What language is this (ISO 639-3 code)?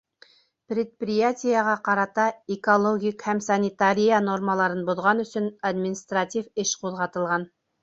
bak